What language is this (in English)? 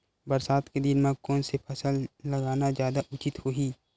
Chhattisgarhi